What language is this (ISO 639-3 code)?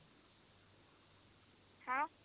pan